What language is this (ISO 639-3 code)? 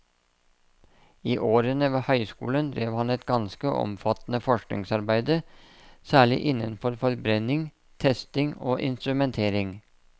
nor